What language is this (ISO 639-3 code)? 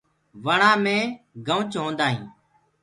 ggg